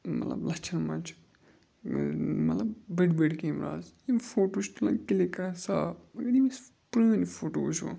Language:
Kashmiri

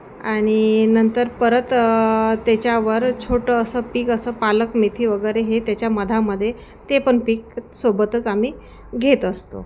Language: Marathi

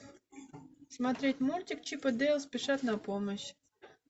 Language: Russian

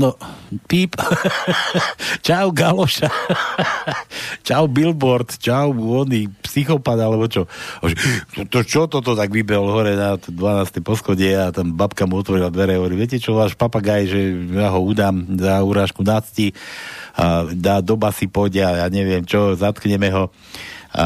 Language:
Slovak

